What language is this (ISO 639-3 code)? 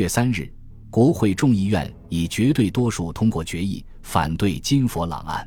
zho